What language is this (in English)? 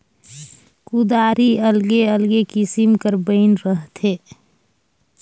Chhattisgarhi